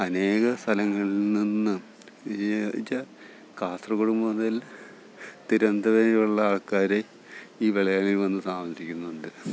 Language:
Malayalam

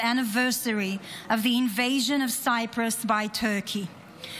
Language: Hebrew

